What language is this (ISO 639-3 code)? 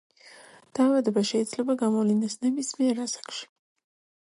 kat